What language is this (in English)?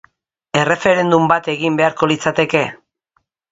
Basque